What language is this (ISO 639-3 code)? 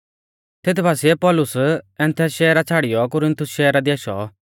bfz